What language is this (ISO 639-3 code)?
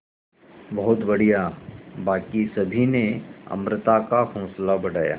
hin